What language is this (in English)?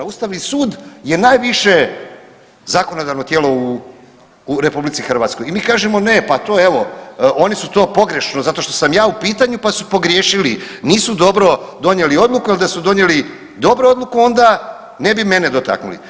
Croatian